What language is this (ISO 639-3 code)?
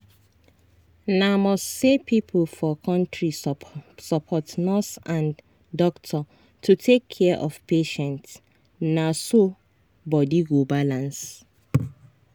pcm